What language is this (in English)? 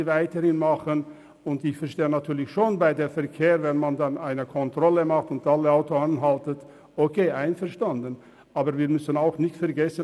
Swiss German